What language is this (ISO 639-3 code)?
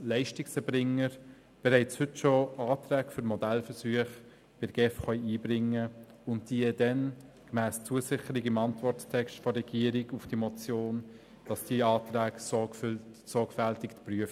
gsw